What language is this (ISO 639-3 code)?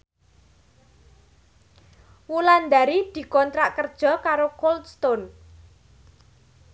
jav